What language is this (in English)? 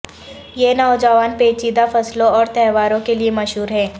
Urdu